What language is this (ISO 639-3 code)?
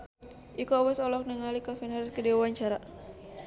sun